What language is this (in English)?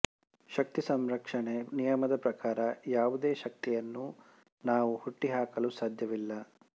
Kannada